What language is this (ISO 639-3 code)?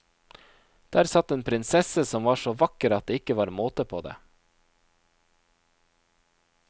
nor